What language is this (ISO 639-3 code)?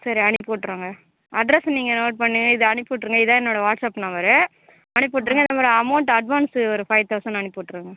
tam